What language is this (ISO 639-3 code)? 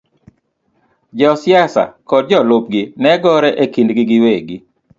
luo